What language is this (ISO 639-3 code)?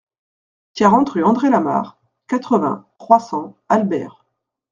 fra